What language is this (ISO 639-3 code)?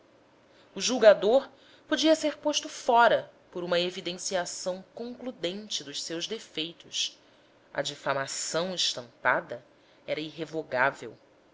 por